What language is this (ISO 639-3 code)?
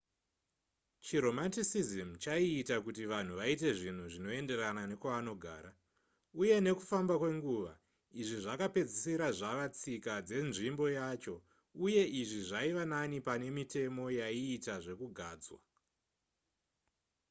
sna